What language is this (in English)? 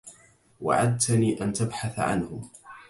Arabic